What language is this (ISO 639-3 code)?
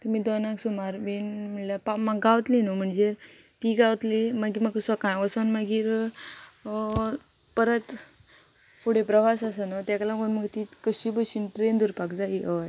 kok